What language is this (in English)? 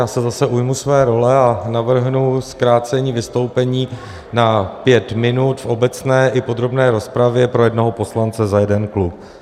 Czech